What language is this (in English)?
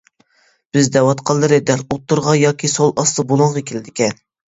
Uyghur